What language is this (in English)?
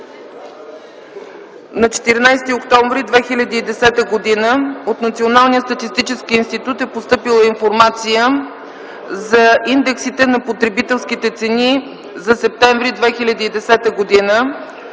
Bulgarian